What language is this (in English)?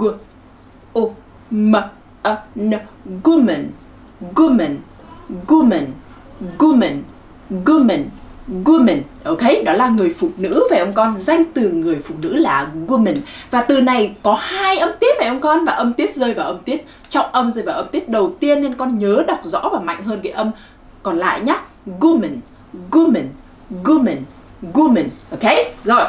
Vietnamese